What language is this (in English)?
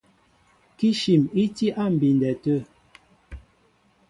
Mbo (Cameroon)